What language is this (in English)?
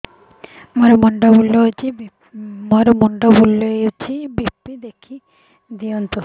Odia